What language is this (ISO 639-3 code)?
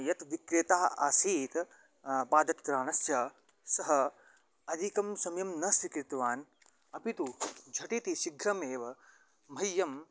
san